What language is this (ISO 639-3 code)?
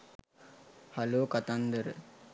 sin